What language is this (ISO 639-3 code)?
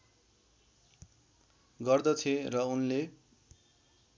nep